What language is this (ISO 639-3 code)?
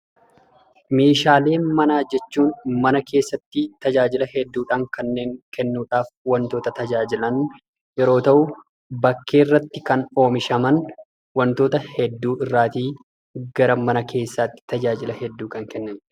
orm